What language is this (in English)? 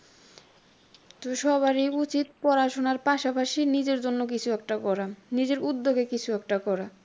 Bangla